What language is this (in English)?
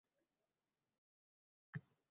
Uzbek